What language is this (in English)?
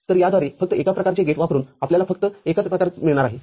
Marathi